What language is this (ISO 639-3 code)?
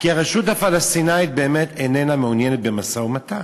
heb